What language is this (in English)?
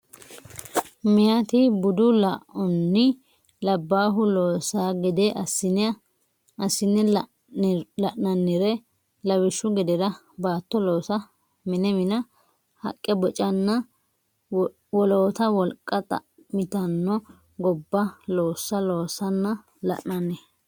Sidamo